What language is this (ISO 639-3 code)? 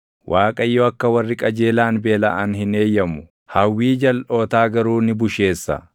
orm